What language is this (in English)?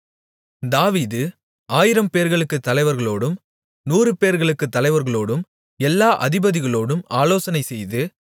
Tamil